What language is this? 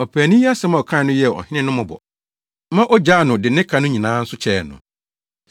Akan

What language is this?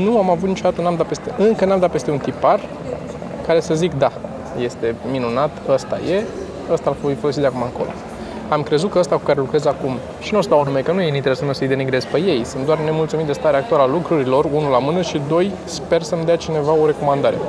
Romanian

